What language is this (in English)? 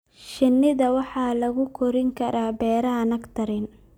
Somali